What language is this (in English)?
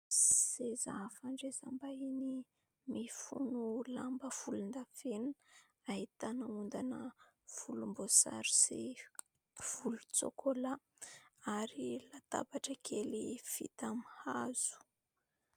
Malagasy